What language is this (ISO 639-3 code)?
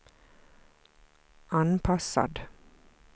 swe